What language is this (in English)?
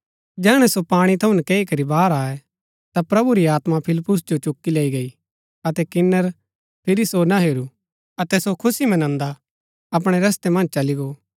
Gaddi